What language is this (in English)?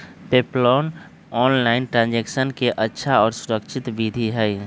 Magahi